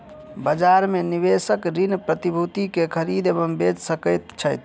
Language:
Maithili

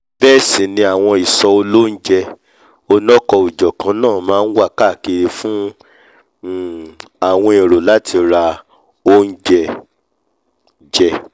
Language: Yoruba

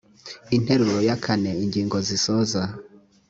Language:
Kinyarwanda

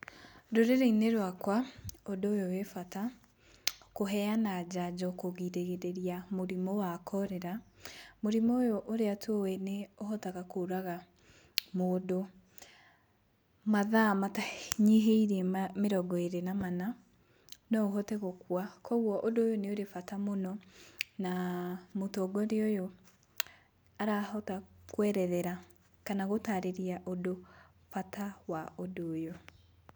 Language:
Kikuyu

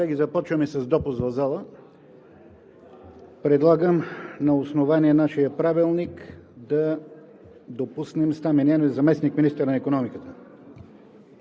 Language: Bulgarian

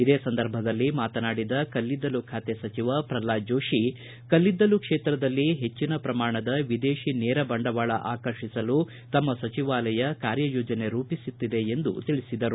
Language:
Kannada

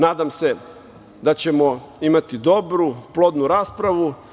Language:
Serbian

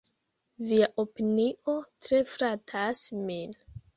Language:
Esperanto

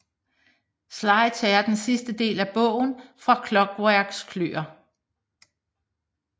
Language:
Danish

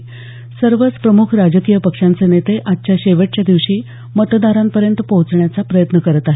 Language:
Marathi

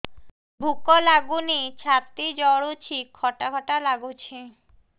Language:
Odia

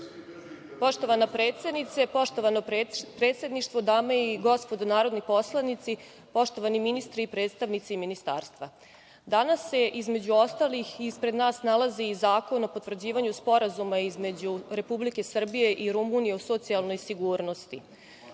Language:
Serbian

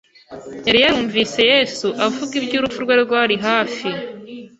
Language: Kinyarwanda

